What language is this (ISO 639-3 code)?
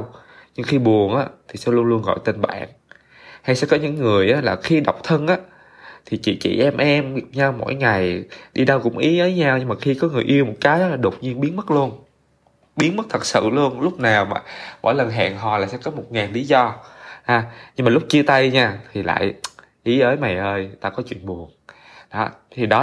vie